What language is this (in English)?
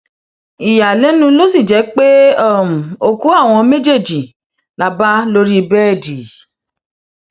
Yoruba